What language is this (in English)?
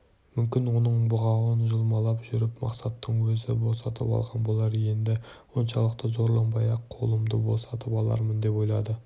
Kazakh